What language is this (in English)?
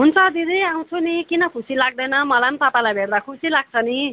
Nepali